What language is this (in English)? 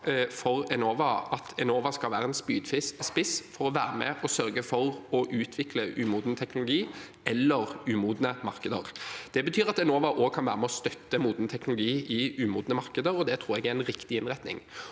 Norwegian